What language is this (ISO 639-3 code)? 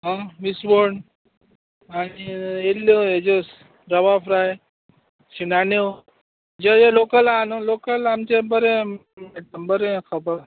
kok